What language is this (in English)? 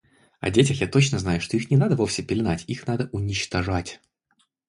Russian